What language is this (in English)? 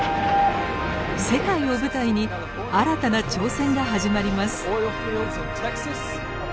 Japanese